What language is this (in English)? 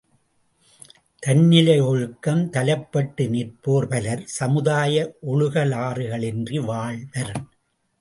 Tamil